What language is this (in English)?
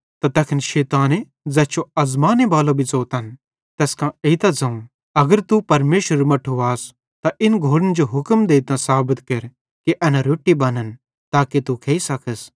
Bhadrawahi